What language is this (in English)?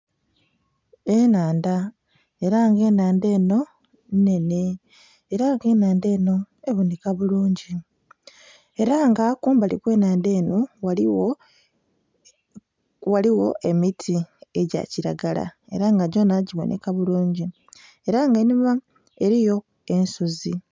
Soga